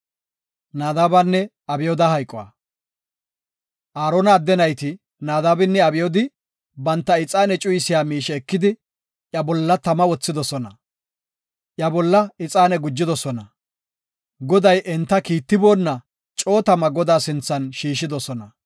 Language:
Gofa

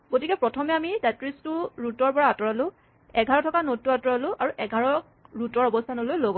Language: Assamese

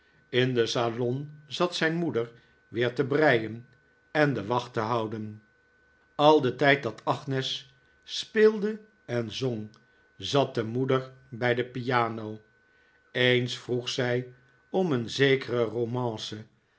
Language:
Dutch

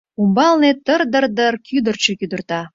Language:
Mari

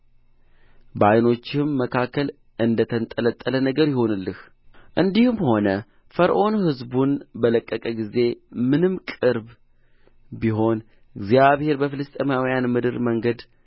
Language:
Amharic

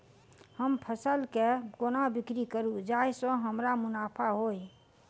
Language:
Maithili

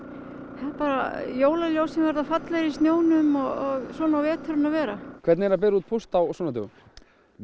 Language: Icelandic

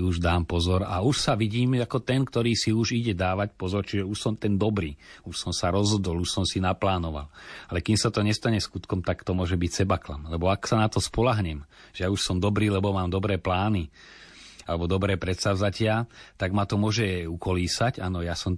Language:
Slovak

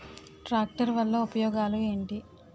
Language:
Telugu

